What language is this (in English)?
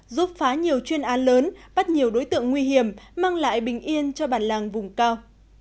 Vietnamese